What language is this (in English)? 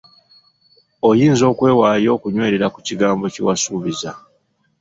Ganda